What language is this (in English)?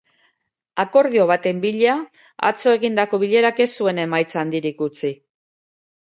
Basque